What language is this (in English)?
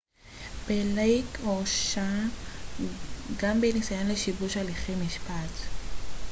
Hebrew